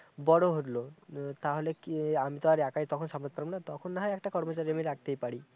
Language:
Bangla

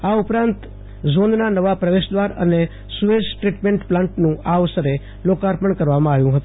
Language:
Gujarati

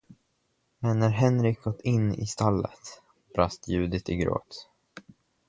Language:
Swedish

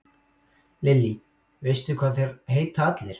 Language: Icelandic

